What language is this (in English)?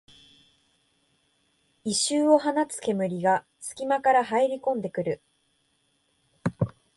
Japanese